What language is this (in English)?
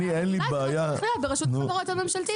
Hebrew